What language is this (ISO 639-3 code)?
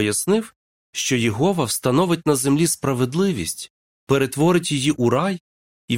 ukr